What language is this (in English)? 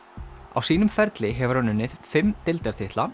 Icelandic